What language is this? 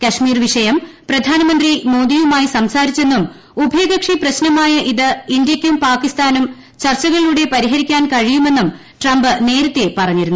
Malayalam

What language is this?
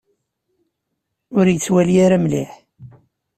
Kabyle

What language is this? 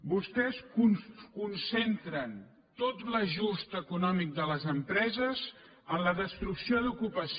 Catalan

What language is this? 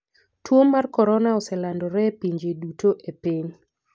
Luo (Kenya and Tanzania)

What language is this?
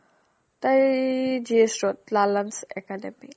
Assamese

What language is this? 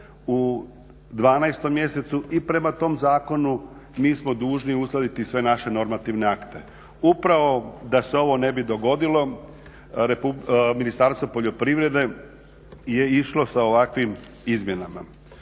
Croatian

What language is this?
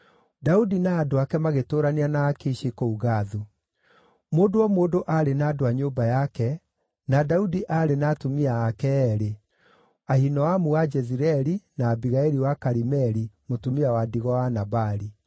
Kikuyu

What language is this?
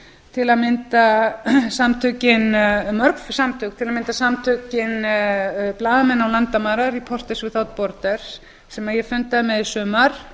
Icelandic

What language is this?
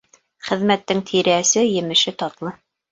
Bashkir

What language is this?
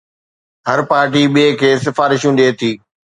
Sindhi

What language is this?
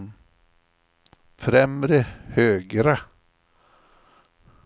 Swedish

